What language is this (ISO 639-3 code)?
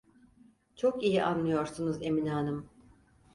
tur